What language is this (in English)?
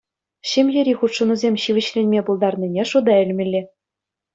Chuvash